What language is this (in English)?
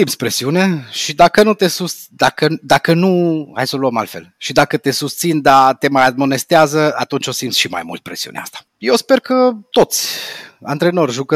Romanian